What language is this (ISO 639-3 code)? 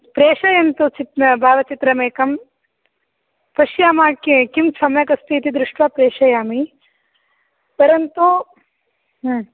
san